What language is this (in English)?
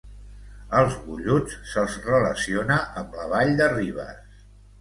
Catalan